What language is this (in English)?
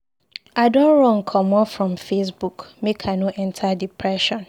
Nigerian Pidgin